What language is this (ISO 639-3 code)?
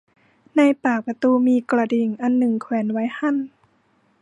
tha